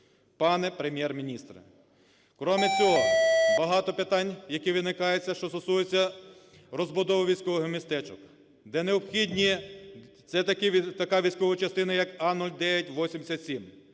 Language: Ukrainian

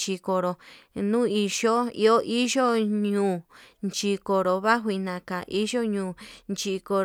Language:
Yutanduchi Mixtec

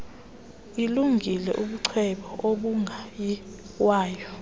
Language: Xhosa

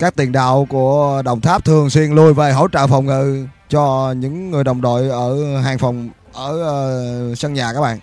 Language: Vietnamese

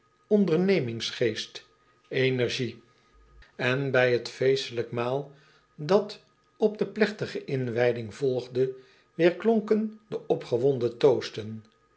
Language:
Dutch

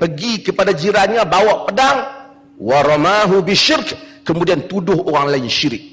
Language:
Malay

